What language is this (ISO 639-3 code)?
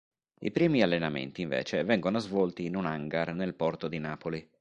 ita